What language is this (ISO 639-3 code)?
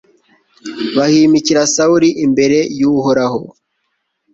kin